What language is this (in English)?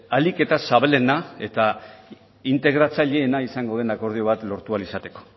Basque